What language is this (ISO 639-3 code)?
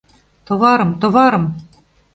chm